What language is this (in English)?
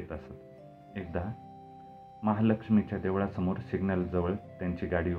Marathi